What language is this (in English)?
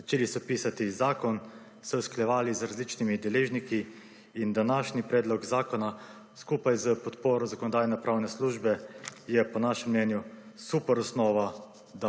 Slovenian